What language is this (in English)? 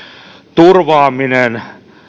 Finnish